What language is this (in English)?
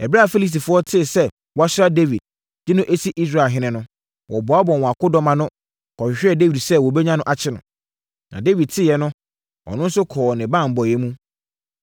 Akan